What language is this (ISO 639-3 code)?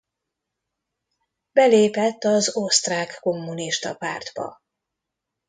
hun